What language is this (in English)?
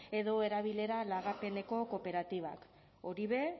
Basque